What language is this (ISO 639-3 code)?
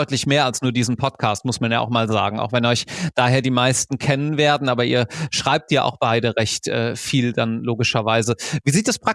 deu